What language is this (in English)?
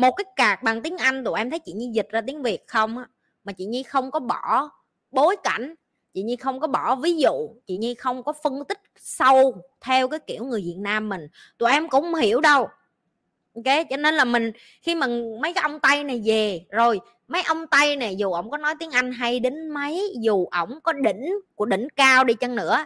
Vietnamese